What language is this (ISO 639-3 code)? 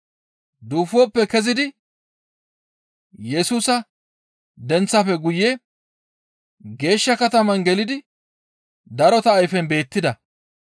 gmv